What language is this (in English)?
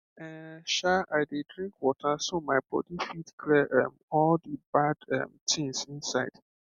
Nigerian Pidgin